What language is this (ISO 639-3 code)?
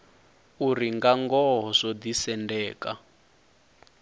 ven